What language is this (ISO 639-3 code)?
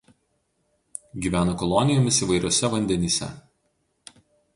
lit